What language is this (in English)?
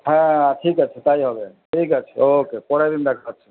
Bangla